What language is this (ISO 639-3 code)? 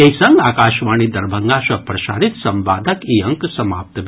mai